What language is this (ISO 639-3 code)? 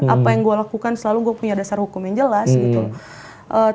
ind